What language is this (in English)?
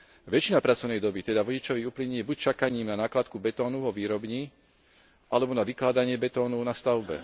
Slovak